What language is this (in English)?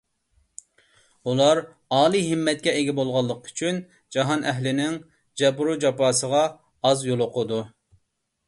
Uyghur